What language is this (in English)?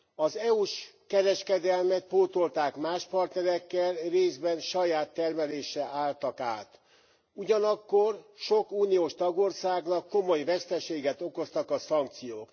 Hungarian